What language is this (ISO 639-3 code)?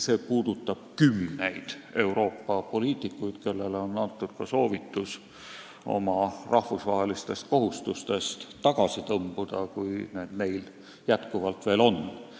est